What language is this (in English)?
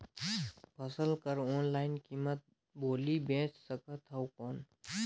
Chhattisgarhi